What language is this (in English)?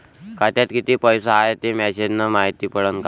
Marathi